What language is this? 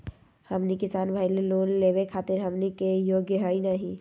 Magahi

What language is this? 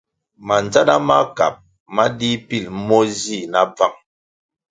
Kwasio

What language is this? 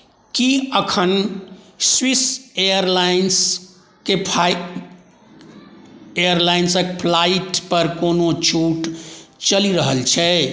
Maithili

